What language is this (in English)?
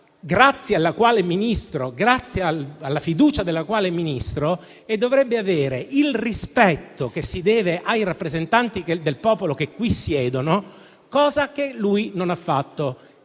Italian